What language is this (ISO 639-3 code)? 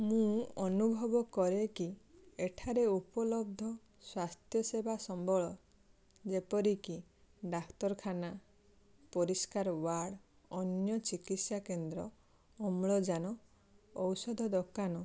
ori